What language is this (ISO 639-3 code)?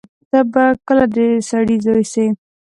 pus